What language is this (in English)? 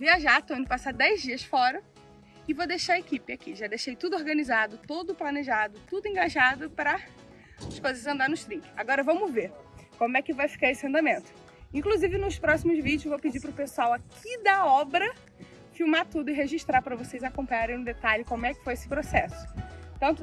Portuguese